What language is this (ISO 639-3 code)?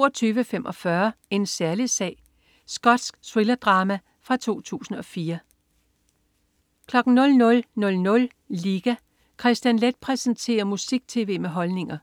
dan